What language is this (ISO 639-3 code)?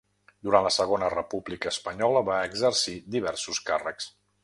cat